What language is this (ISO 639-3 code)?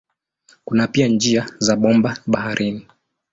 swa